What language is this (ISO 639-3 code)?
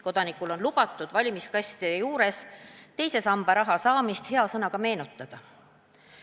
est